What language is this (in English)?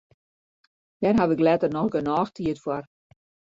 Western Frisian